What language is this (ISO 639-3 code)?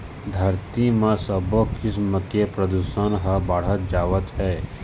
hne